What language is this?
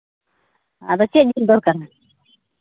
Santali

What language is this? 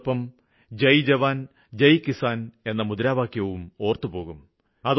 Malayalam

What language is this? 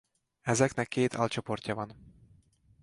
Hungarian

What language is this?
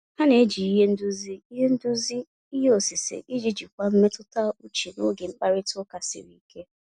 Igbo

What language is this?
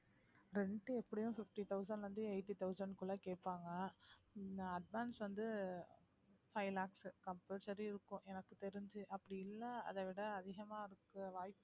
Tamil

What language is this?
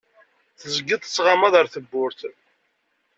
Kabyle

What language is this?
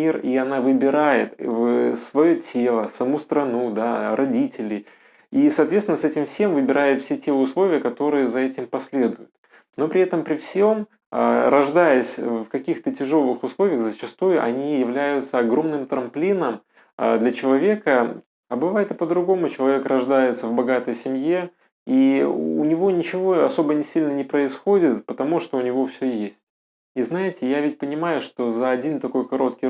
Russian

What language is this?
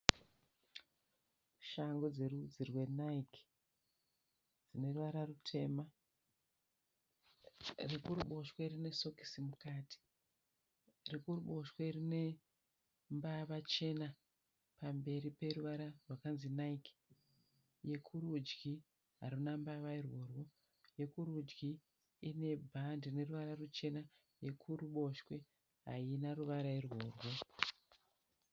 Shona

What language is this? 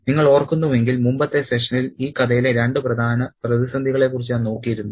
Malayalam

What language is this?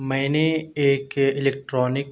Urdu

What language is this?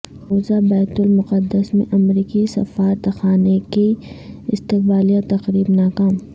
Urdu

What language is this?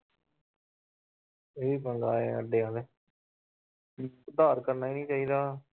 Punjabi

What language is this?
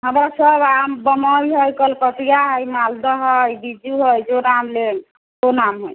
Maithili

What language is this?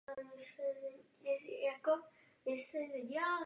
Czech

